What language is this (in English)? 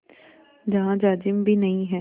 Hindi